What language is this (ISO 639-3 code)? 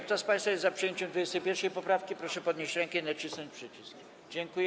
pol